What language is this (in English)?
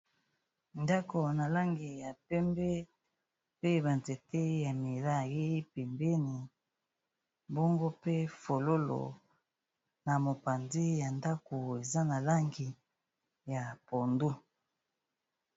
Lingala